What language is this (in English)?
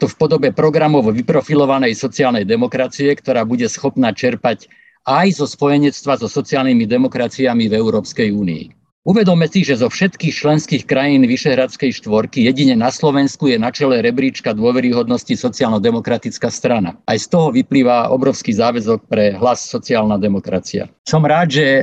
Slovak